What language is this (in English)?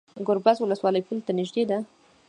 Pashto